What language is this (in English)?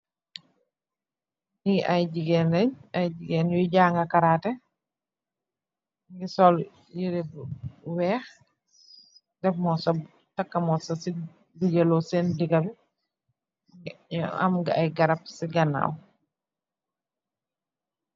Wolof